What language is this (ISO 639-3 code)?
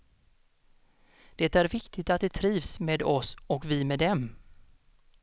swe